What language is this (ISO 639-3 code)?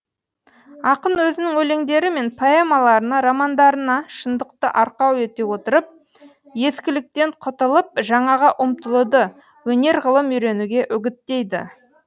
kaz